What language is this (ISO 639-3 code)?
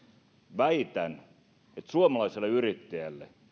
fin